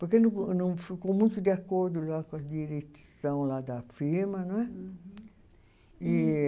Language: Portuguese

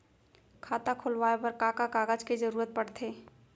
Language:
Chhattisgarhi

